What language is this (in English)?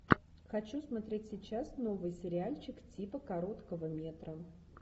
Russian